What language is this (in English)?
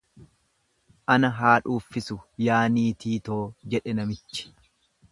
Oromo